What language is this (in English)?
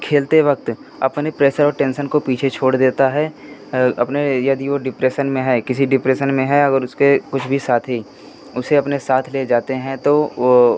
Hindi